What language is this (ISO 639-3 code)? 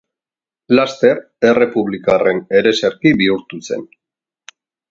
eus